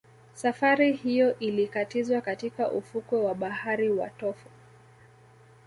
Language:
Swahili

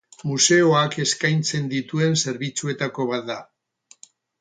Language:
Basque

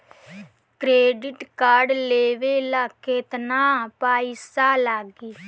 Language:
Bhojpuri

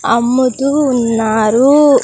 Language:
Telugu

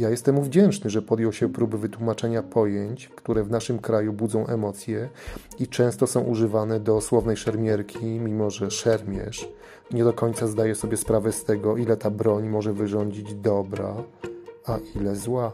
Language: Polish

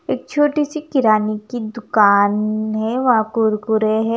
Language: Hindi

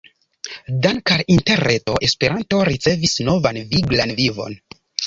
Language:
Esperanto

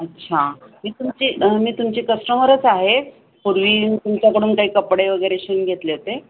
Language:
Marathi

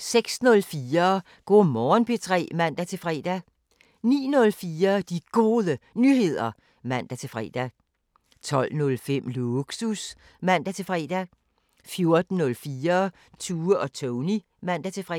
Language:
Danish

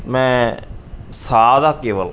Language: Punjabi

